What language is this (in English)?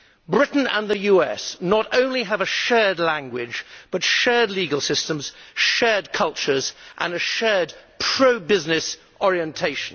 English